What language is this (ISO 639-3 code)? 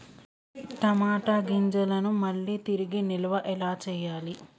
tel